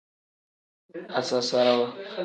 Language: Tem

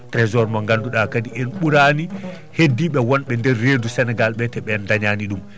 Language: Fula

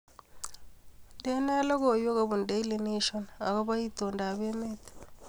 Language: Kalenjin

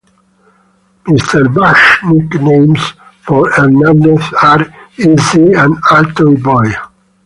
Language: English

